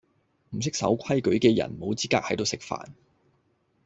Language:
Cantonese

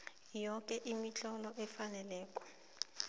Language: South Ndebele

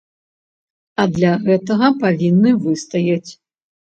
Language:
Belarusian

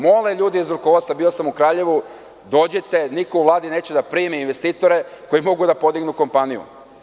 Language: Serbian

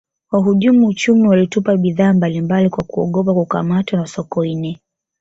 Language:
Swahili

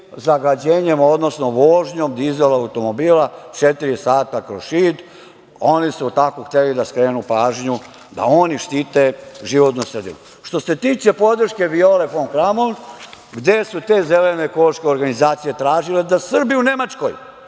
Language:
Serbian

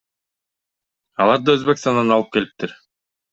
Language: Kyrgyz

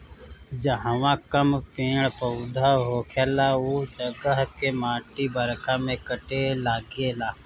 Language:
Bhojpuri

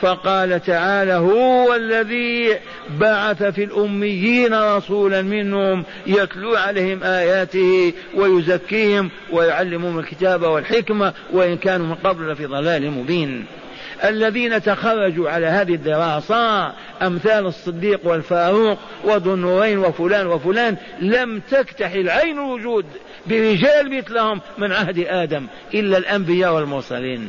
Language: Arabic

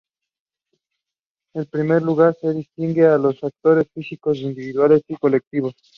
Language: Spanish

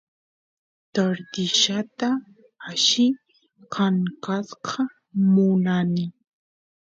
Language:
Santiago del Estero Quichua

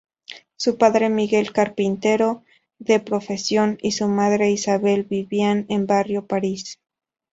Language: Spanish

